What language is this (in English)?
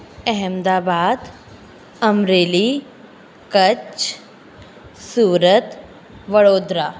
Sindhi